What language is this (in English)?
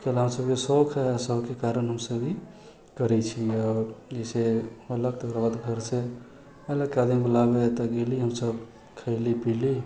Maithili